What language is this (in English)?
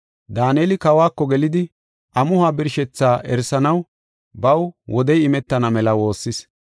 Gofa